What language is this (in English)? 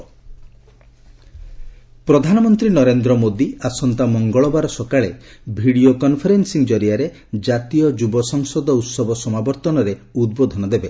Odia